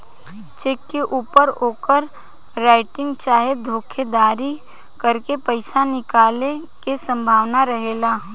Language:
Bhojpuri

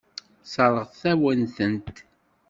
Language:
Kabyle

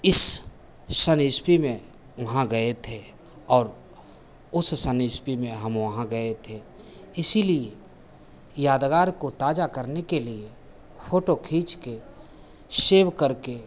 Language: Hindi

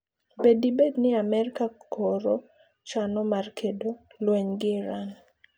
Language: Luo (Kenya and Tanzania)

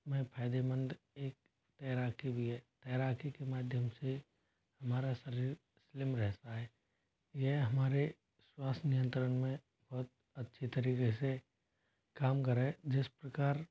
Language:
Hindi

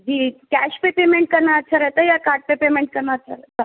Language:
Urdu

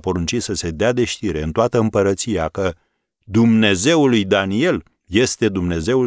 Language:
Romanian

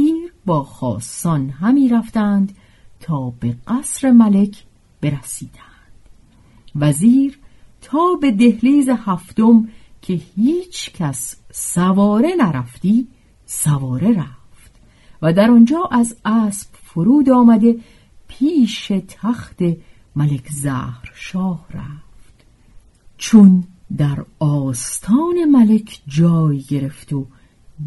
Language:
Persian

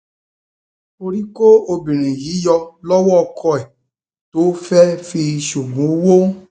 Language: Yoruba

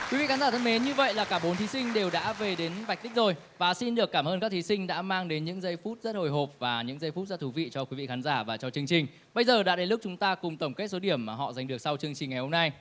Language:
Vietnamese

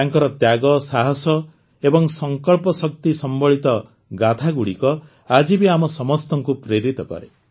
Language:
Odia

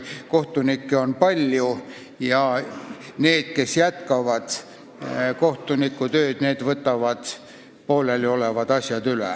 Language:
Estonian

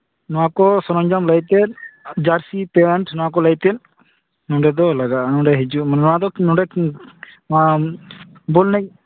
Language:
Santali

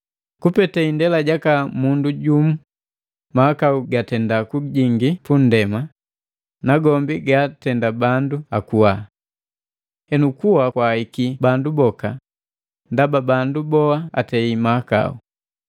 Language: Matengo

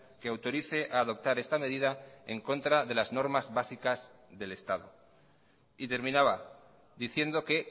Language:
Spanish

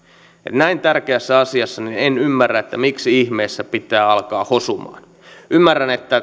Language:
Finnish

